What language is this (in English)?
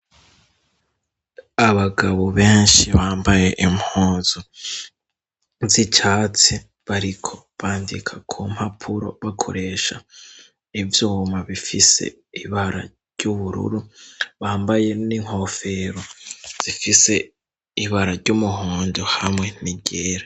Rundi